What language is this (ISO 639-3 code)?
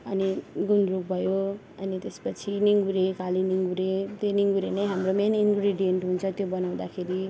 nep